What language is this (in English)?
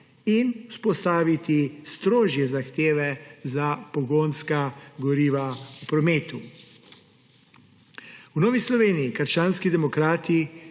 Slovenian